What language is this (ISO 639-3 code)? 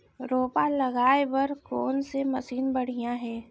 hne